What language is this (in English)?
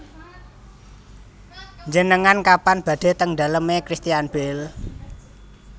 Javanese